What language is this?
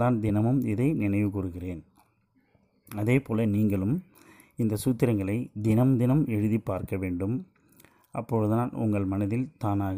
Tamil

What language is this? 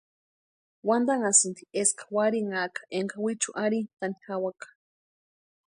Western Highland Purepecha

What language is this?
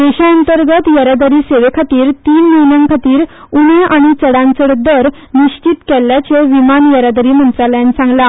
Konkani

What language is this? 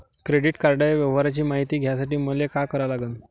Marathi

